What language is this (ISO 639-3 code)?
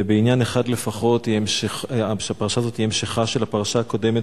heb